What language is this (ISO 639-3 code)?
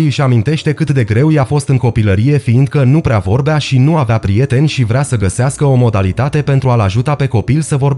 ron